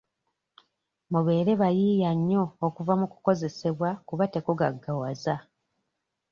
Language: Ganda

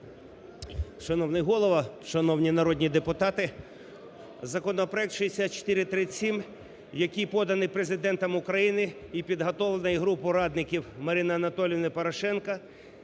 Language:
Ukrainian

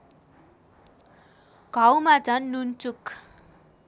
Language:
Nepali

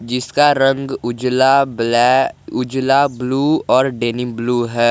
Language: Hindi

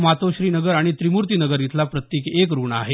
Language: Marathi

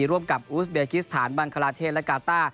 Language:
Thai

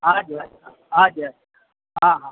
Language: Gujarati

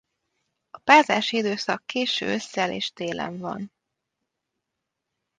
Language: Hungarian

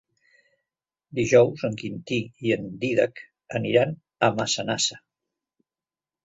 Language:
Catalan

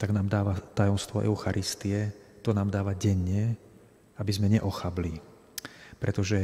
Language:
Slovak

